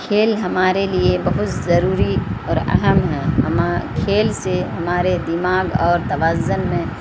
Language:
Urdu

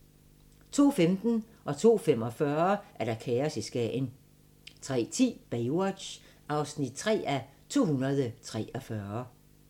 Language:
Danish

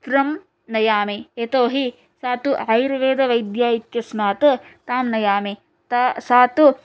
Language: Sanskrit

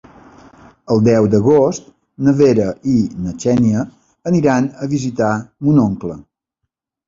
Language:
Catalan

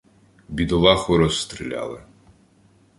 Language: Ukrainian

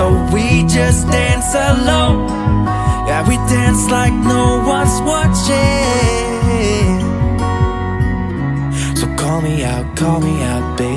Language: Portuguese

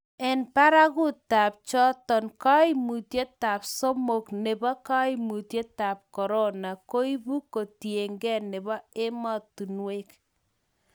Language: Kalenjin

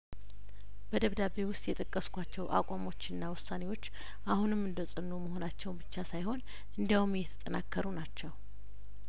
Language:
Amharic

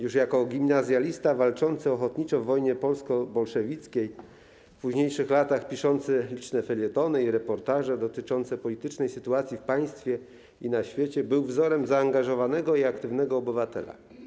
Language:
Polish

